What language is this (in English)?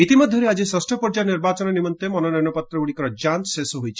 Odia